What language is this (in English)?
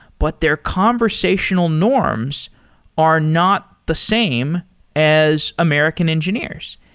English